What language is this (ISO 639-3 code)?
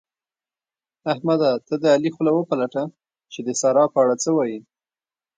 pus